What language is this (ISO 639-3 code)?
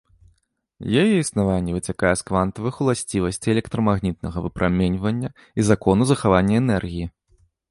bel